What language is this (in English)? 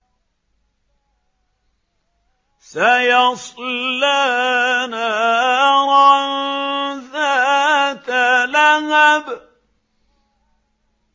Arabic